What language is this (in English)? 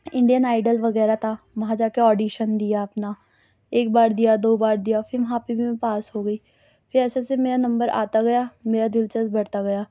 Urdu